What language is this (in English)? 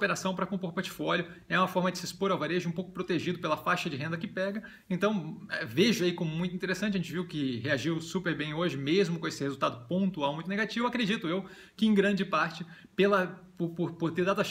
Portuguese